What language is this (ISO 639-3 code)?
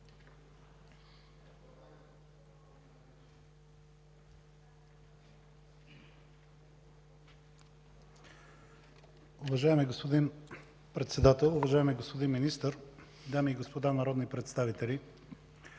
bul